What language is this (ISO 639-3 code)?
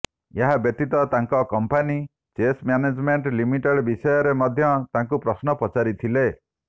ori